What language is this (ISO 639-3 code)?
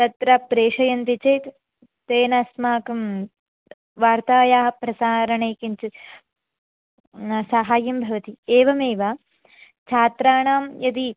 san